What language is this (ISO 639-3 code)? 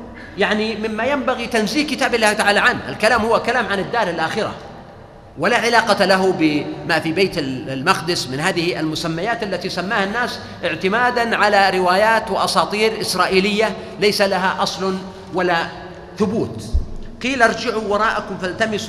ara